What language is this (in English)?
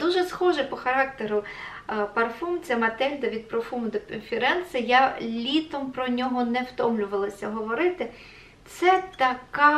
Ukrainian